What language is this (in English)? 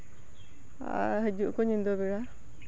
Santali